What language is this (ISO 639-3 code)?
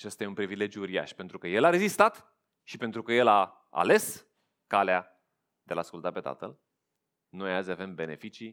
ron